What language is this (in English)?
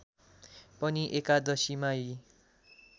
Nepali